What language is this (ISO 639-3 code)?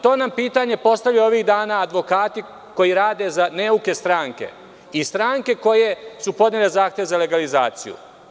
srp